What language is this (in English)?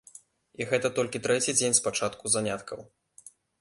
Belarusian